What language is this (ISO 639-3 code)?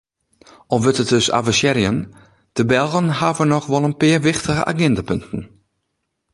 fry